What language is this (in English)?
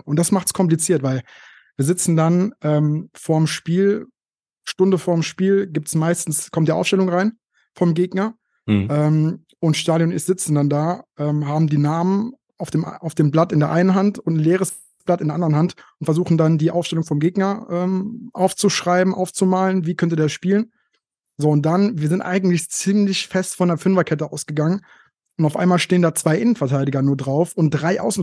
German